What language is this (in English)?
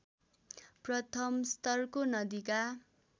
Nepali